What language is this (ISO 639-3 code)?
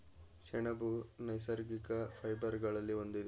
kan